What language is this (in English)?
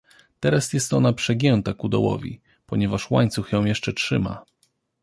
Polish